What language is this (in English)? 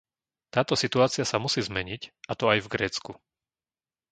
Slovak